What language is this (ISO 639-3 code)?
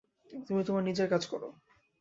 ben